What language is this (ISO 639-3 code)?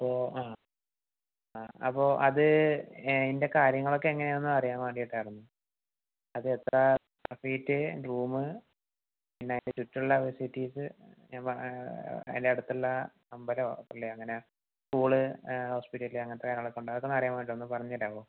mal